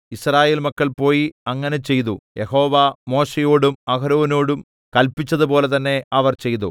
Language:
Malayalam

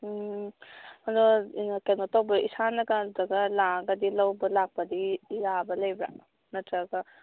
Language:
Manipuri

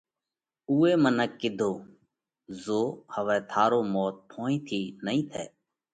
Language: Parkari Koli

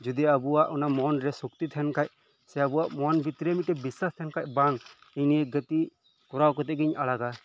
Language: Santali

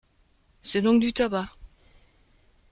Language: French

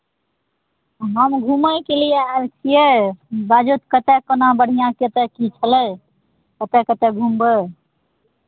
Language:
Maithili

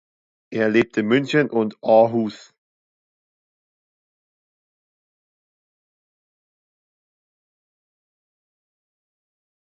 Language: German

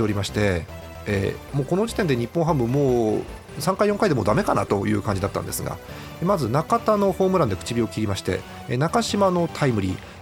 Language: Japanese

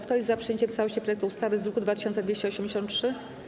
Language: Polish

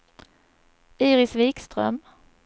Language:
Swedish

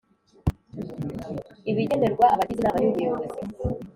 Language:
Kinyarwanda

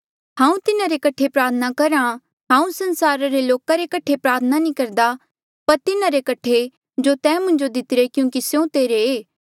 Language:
Mandeali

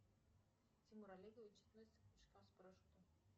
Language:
Russian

